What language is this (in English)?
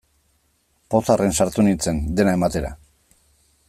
Basque